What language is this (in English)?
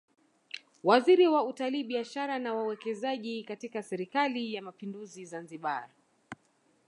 Swahili